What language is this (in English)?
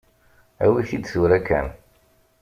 Kabyle